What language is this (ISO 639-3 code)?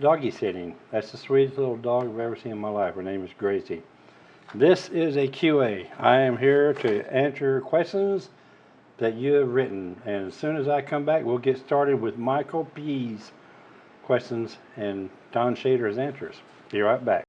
eng